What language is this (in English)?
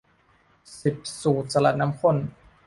Thai